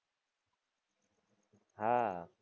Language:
Gujarati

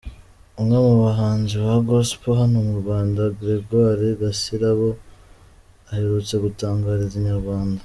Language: Kinyarwanda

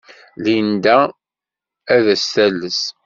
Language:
Kabyle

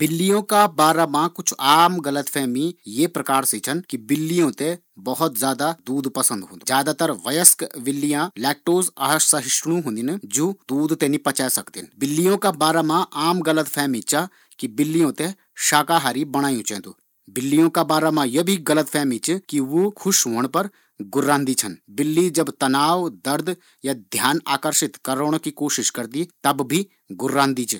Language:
Garhwali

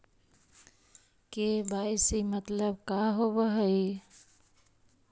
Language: Magahi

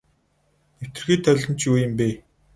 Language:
Mongolian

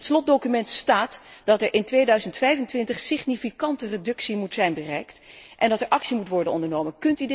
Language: Dutch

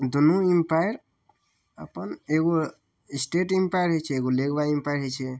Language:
Maithili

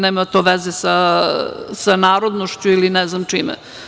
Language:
Serbian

